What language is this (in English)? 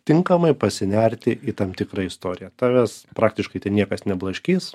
Lithuanian